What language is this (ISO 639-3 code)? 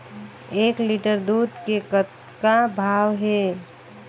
hne